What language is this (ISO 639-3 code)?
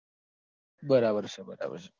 guj